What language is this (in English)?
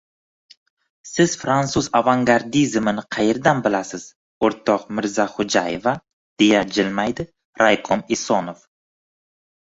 Uzbek